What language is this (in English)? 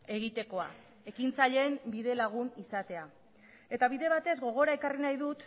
Basque